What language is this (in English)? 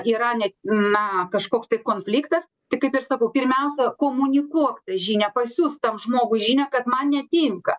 Lithuanian